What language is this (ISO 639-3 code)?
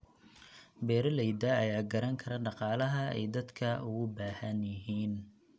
som